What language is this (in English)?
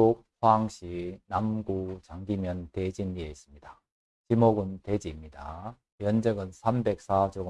Korean